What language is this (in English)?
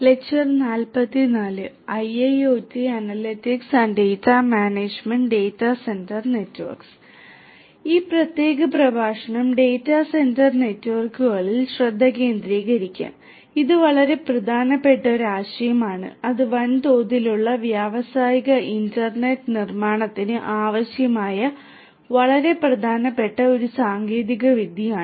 Malayalam